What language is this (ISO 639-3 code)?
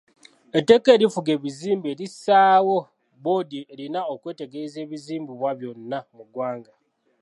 lug